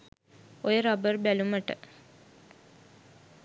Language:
Sinhala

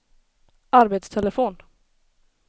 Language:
Swedish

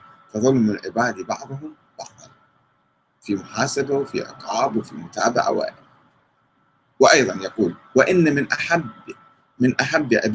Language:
Arabic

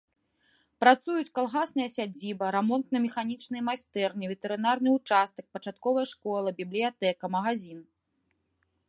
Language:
Belarusian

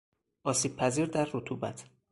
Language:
Persian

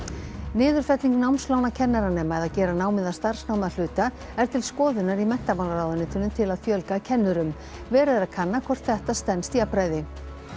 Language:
Icelandic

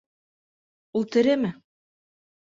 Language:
Bashkir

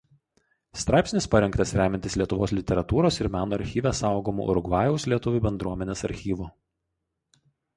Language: Lithuanian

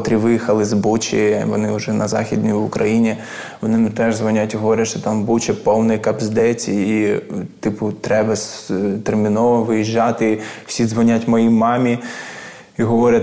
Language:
Ukrainian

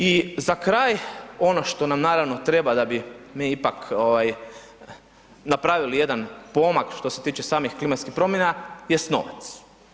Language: Croatian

